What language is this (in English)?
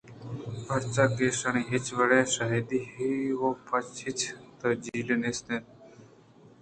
Eastern Balochi